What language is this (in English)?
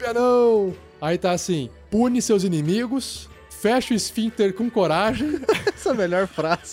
Portuguese